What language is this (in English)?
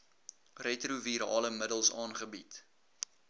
Afrikaans